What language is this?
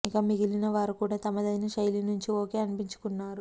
Telugu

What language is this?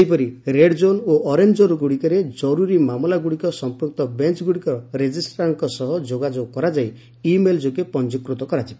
Odia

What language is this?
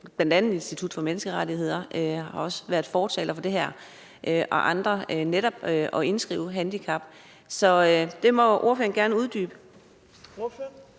Danish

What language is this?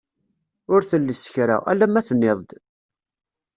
Kabyle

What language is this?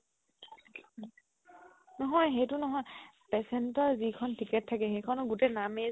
Assamese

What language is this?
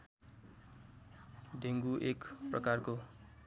Nepali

